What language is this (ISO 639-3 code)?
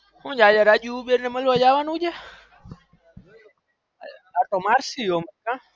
guj